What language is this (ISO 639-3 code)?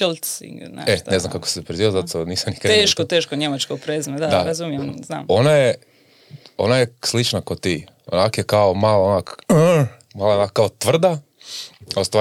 hrv